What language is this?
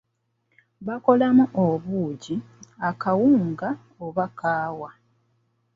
Ganda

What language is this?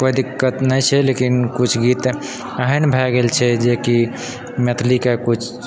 Maithili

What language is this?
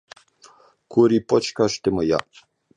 Ukrainian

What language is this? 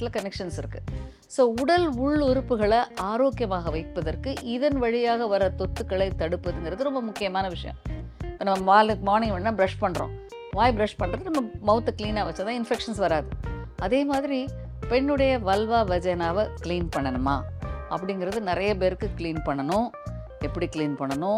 Tamil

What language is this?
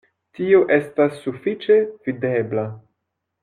Esperanto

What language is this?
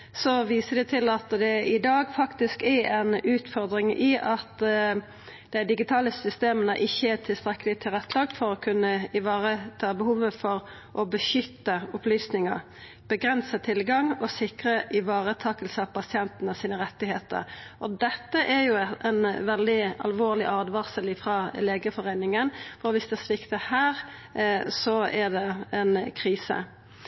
Norwegian Nynorsk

